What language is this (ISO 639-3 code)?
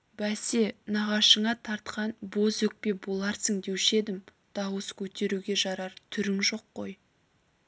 kaz